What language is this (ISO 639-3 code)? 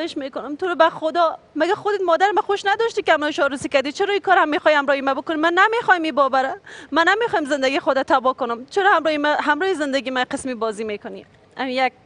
fas